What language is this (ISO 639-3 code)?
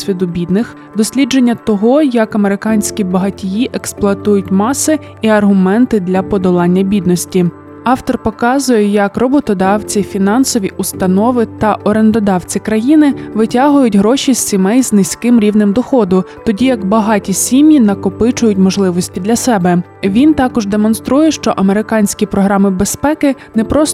ukr